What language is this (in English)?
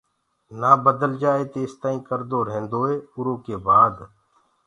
Gurgula